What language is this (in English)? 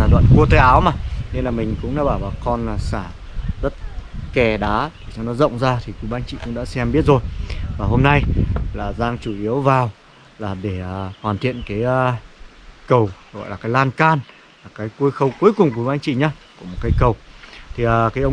Vietnamese